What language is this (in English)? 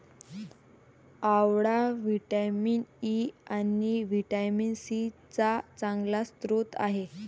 Marathi